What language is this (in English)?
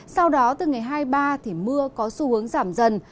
Vietnamese